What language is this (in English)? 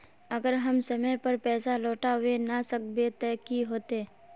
Magahi